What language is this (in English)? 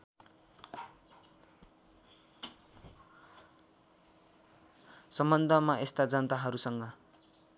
Nepali